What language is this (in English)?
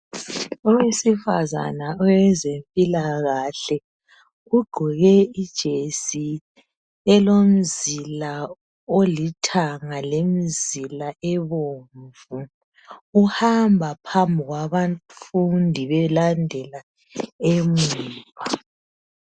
North Ndebele